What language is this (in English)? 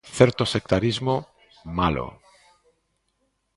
Galician